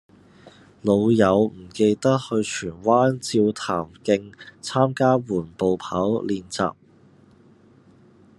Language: Cantonese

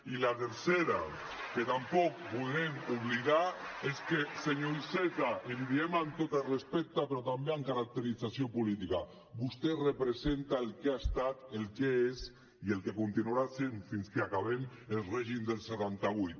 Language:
Catalan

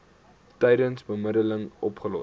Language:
Afrikaans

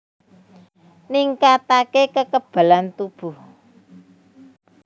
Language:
Javanese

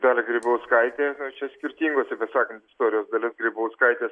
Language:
Lithuanian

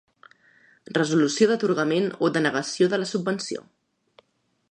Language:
Catalan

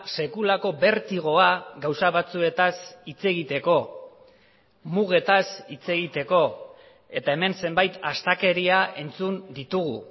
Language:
Basque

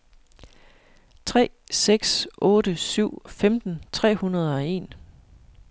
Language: Danish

